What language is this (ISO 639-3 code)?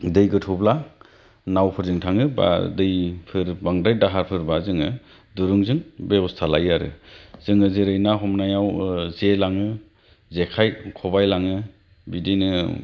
brx